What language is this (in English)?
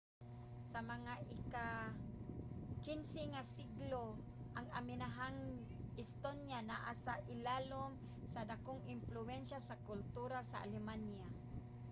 Cebuano